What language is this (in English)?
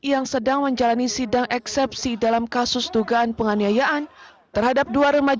Indonesian